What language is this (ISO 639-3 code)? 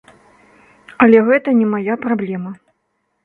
bel